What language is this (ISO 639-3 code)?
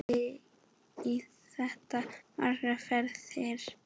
isl